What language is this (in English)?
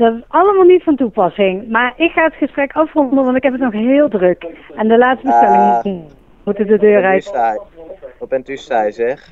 Dutch